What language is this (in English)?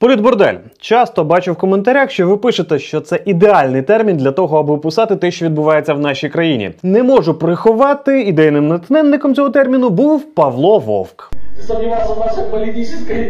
Ukrainian